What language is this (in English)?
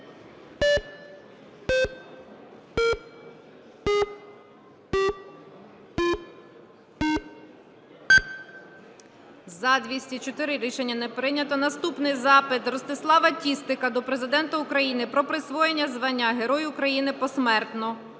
Ukrainian